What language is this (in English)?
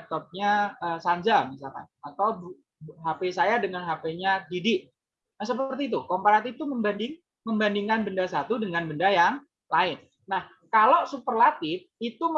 Indonesian